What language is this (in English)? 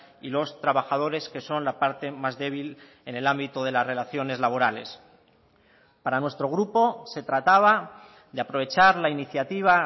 Spanish